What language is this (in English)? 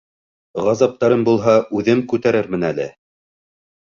Bashkir